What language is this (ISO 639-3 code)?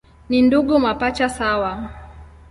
swa